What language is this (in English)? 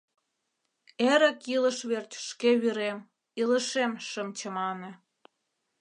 Mari